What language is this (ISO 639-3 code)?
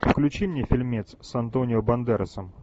rus